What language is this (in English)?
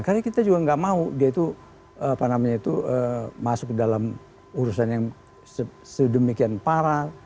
Indonesian